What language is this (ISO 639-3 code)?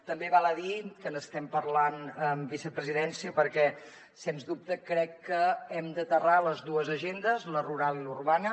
cat